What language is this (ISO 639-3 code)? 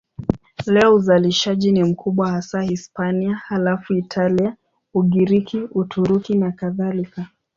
swa